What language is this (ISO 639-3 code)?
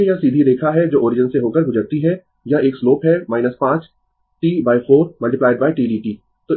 hin